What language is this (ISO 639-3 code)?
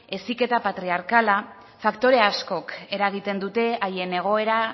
eus